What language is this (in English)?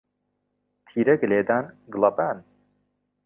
Central Kurdish